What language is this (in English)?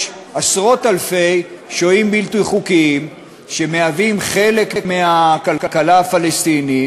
Hebrew